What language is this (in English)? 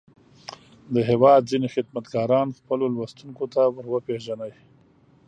Pashto